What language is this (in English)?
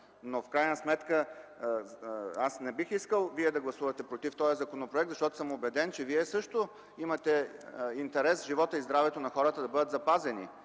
Bulgarian